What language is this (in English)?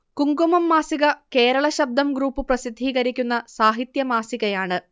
Malayalam